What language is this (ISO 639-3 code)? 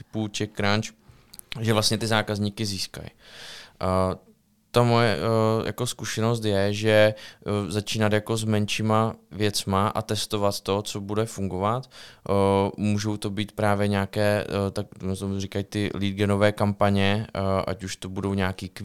ces